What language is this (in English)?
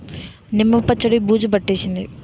Telugu